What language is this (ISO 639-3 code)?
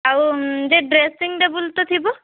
ori